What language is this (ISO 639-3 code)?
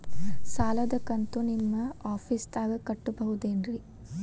kan